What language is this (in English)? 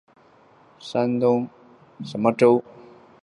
Chinese